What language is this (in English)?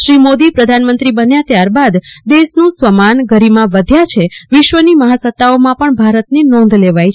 Gujarati